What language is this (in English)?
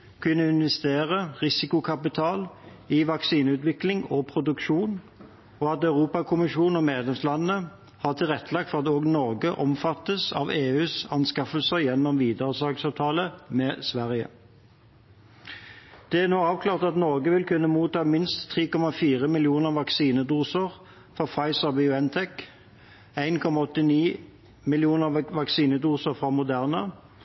Norwegian Bokmål